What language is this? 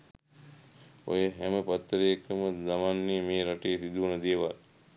Sinhala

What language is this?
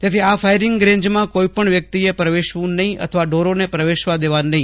Gujarati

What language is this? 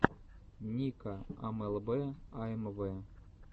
Russian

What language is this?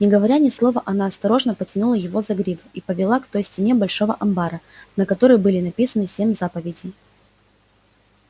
Russian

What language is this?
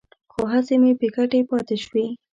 Pashto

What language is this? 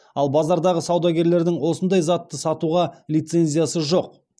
Kazakh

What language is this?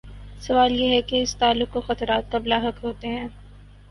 Urdu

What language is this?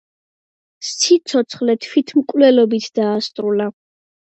Georgian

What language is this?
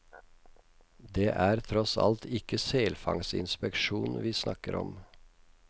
Norwegian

